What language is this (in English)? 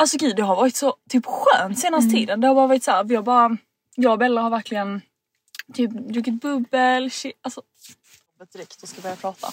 Swedish